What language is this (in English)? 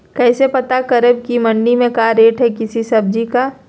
Magahi